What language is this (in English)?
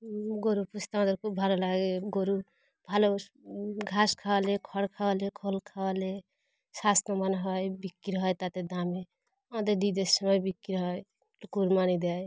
Bangla